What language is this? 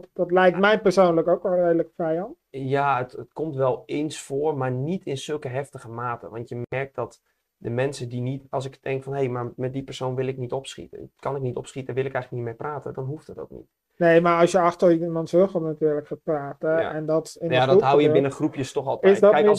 Dutch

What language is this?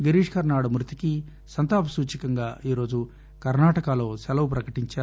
Telugu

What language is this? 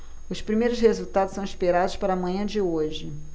Portuguese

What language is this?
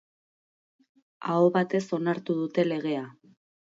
Basque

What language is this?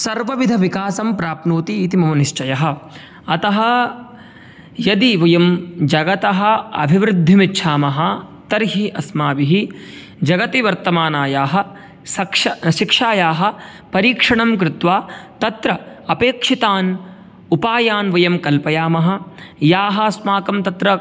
Sanskrit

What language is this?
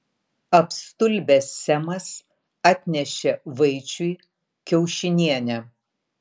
Lithuanian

